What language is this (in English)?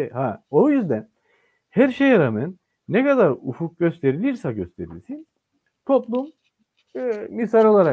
Turkish